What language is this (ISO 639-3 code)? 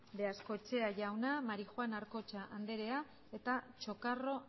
eus